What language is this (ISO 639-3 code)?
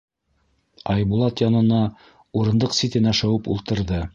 bak